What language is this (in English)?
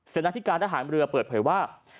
Thai